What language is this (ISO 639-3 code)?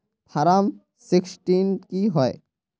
mag